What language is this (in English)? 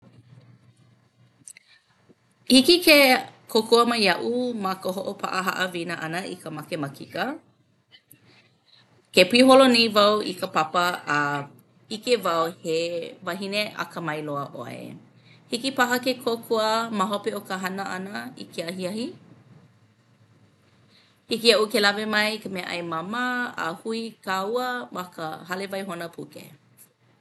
Hawaiian